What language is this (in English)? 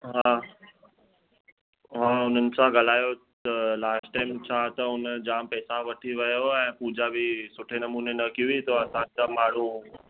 Sindhi